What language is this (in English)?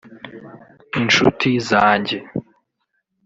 Kinyarwanda